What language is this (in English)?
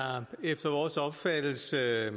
Danish